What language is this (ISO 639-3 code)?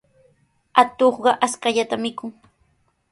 qws